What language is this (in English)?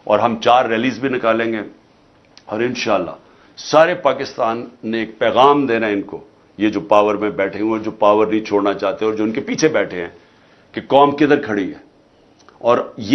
Urdu